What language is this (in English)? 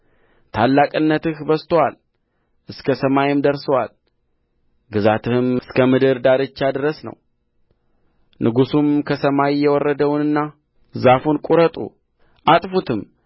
Amharic